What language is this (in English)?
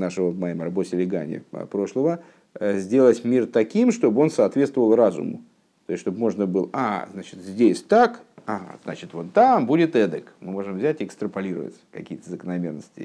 Russian